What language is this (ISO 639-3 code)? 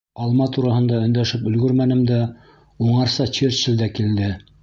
bak